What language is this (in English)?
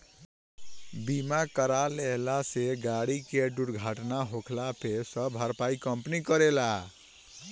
Bhojpuri